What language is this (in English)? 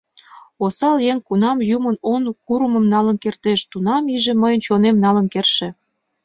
Mari